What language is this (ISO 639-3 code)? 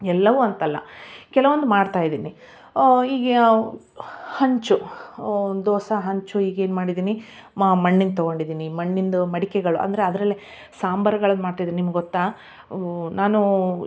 kan